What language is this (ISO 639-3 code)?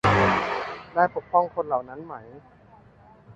tha